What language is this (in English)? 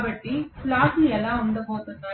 Telugu